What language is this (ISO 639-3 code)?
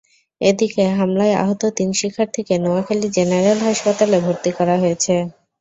ben